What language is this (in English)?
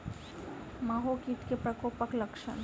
Maithili